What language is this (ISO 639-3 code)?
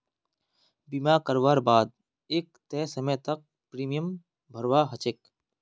mag